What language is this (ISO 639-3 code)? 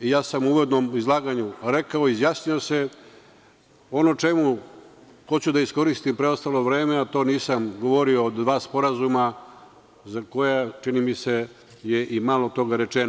srp